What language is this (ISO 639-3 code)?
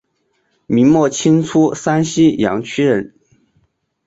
zho